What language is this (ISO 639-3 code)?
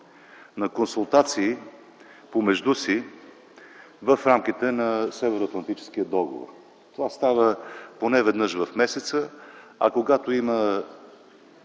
bul